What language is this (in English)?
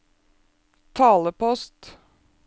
Norwegian